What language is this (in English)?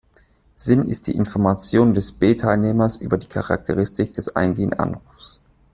German